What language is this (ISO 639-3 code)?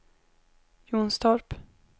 swe